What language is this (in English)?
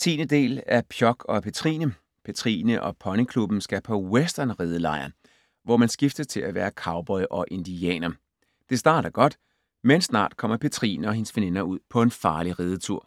Danish